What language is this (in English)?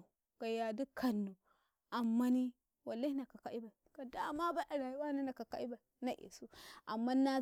Karekare